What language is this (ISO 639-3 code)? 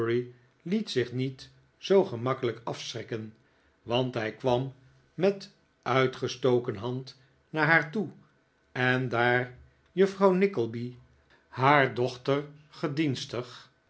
nld